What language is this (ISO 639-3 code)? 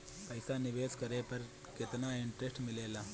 bho